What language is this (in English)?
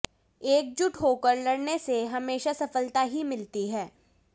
Hindi